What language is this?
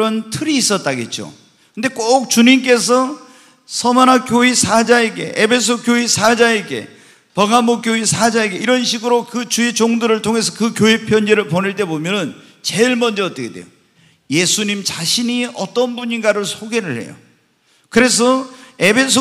Korean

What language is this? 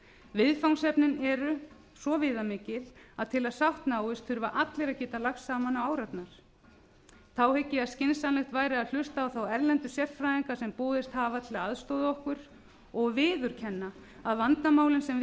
Icelandic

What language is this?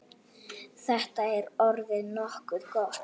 Icelandic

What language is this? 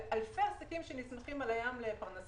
Hebrew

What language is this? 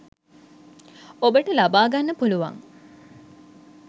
Sinhala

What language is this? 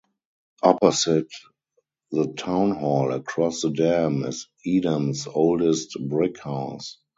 English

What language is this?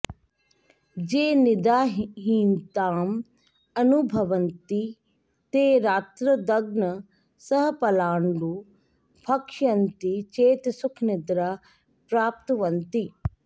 Sanskrit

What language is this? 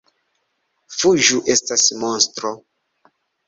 Esperanto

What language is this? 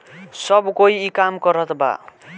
Bhojpuri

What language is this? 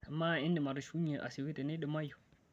Masai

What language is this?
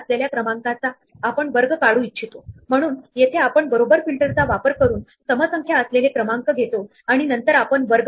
Marathi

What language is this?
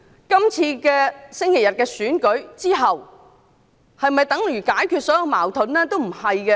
Cantonese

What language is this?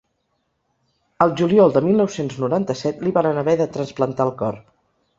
Catalan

